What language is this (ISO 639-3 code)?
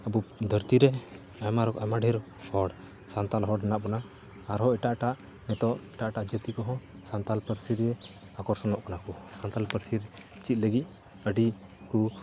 sat